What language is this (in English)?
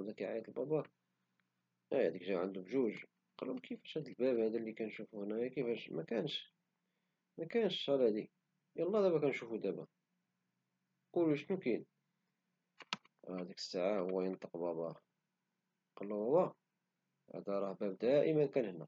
Moroccan Arabic